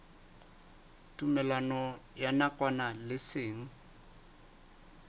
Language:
Southern Sotho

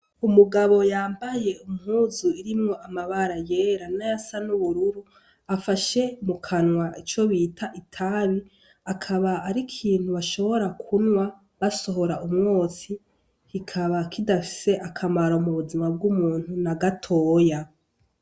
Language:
Rundi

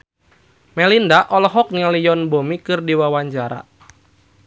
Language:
Sundanese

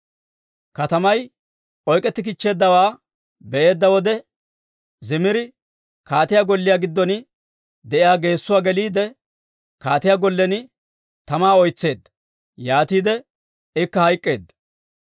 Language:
Dawro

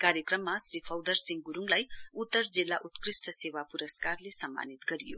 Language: Nepali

